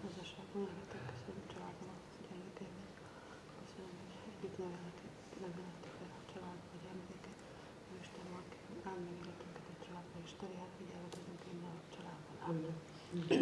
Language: Hungarian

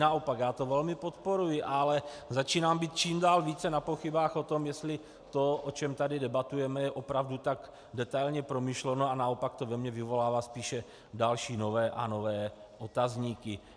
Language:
Czech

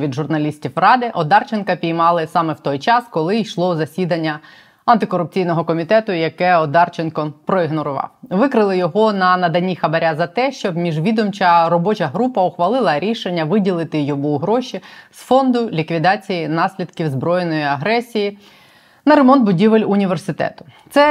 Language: Ukrainian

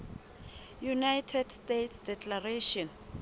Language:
Southern Sotho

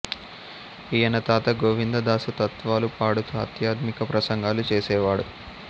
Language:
Telugu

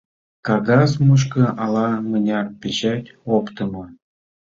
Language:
Mari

